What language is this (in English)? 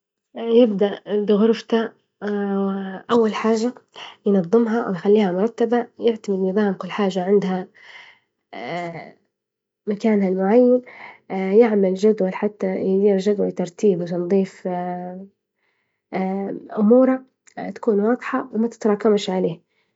Libyan Arabic